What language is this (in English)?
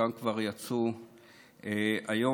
Hebrew